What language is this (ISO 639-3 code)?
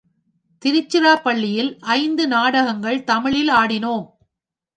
tam